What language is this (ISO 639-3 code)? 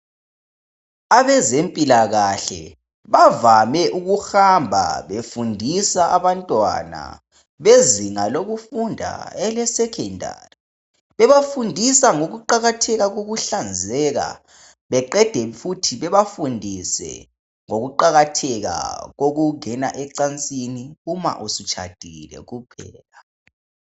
nde